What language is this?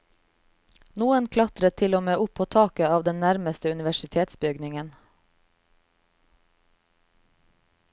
Norwegian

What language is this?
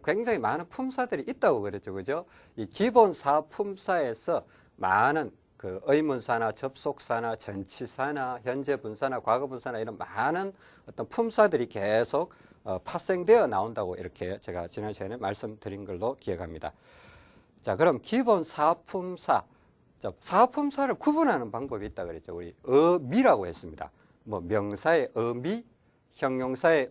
Korean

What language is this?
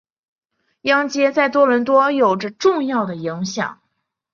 Chinese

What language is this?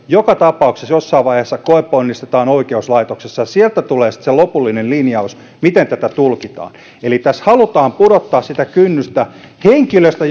Finnish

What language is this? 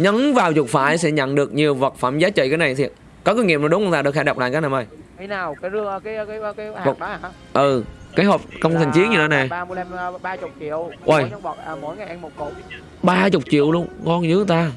Vietnamese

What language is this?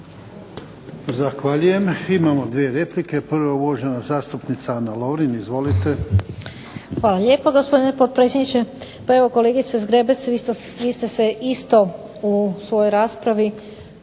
Croatian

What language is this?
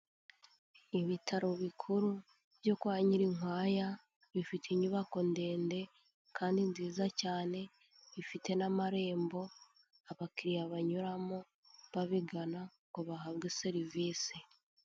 Kinyarwanda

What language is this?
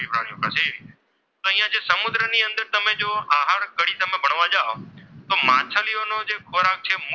Gujarati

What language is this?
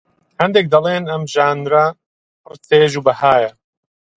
Central Kurdish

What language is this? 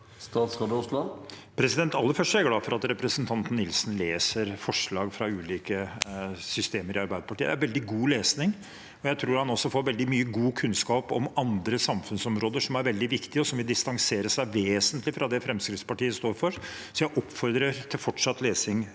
Norwegian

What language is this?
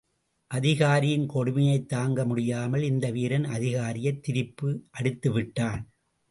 Tamil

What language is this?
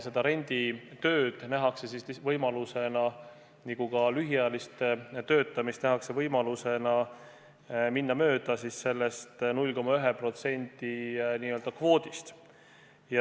Estonian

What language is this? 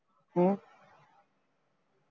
Punjabi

